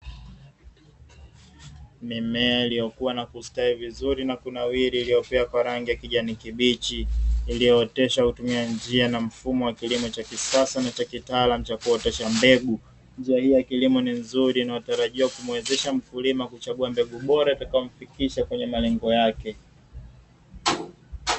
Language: Swahili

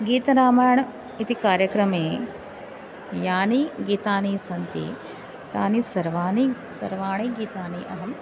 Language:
Sanskrit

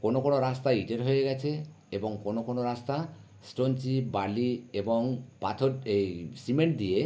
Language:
Bangla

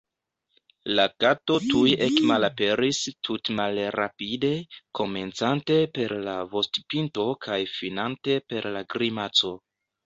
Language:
Esperanto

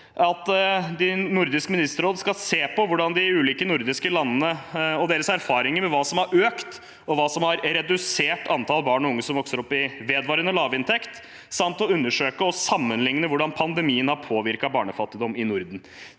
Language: Norwegian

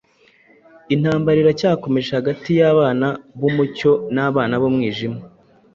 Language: Kinyarwanda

